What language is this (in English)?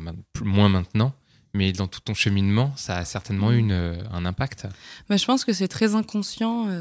French